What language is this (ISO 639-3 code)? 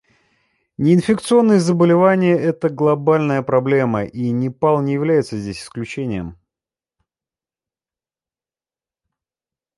rus